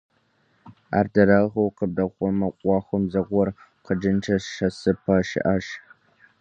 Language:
Kabardian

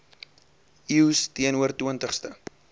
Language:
Afrikaans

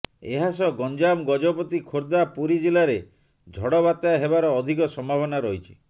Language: Odia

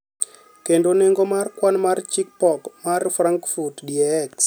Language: Luo (Kenya and Tanzania)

